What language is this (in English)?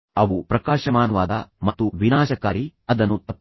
Kannada